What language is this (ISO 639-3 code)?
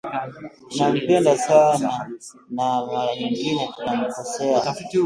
swa